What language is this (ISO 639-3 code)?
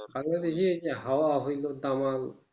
ben